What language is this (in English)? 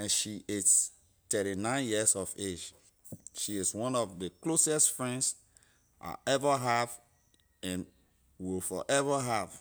Liberian English